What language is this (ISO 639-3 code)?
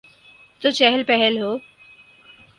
urd